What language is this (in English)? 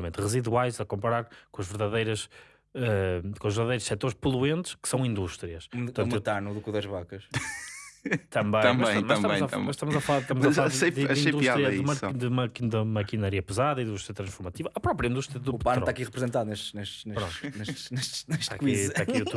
Portuguese